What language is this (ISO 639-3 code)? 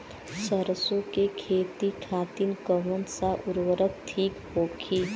bho